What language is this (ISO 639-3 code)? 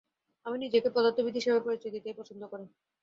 ben